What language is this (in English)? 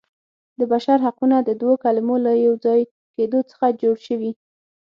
Pashto